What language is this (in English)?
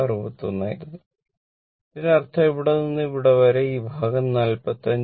Malayalam